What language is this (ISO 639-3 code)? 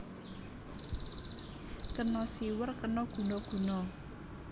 jav